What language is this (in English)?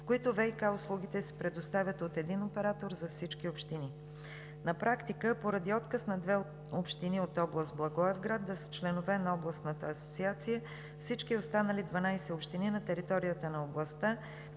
Bulgarian